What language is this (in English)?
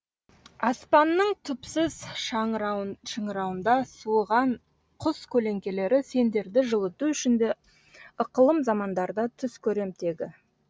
Kazakh